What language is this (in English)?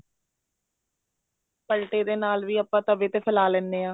Punjabi